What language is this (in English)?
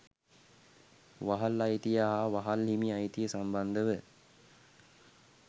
Sinhala